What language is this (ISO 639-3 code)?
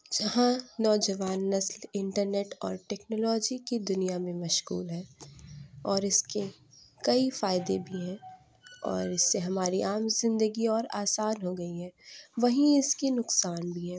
urd